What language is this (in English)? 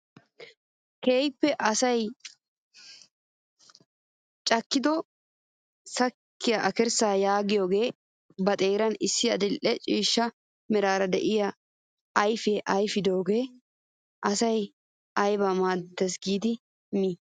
Wolaytta